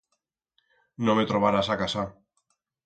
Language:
Aragonese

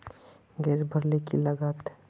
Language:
Magahi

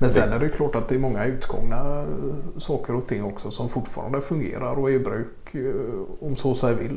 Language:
Swedish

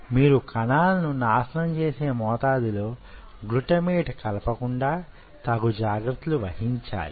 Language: Telugu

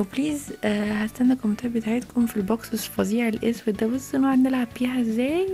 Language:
Arabic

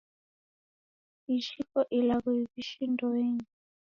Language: Taita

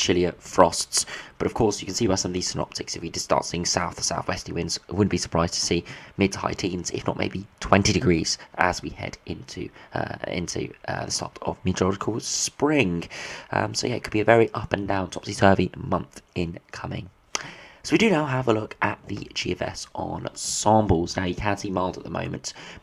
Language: English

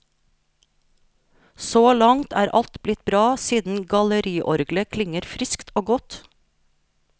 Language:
Norwegian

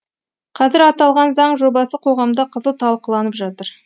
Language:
Kazakh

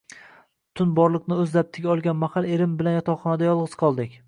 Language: Uzbek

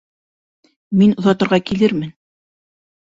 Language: Bashkir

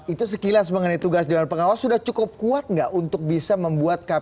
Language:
Indonesian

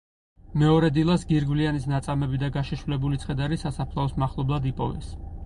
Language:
Georgian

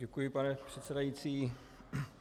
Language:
Czech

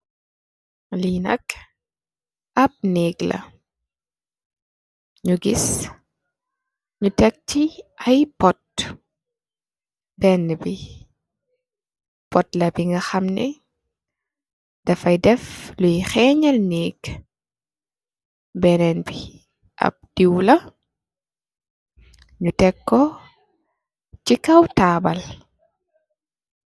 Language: Wolof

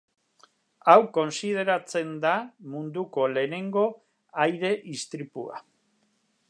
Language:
Basque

